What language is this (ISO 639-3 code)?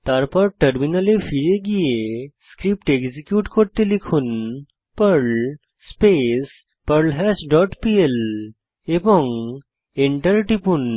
ben